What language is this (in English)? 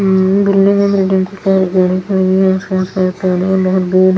Hindi